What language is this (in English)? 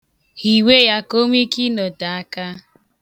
Igbo